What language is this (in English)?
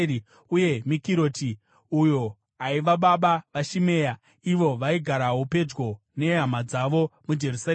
Shona